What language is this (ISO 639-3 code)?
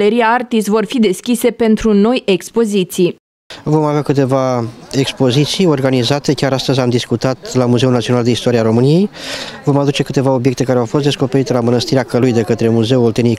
ron